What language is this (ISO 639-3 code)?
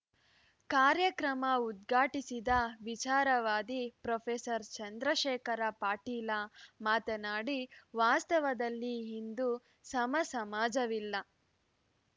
kan